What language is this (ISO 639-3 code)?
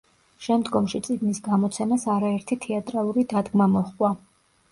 kat